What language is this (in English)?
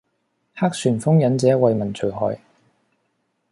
Cantonese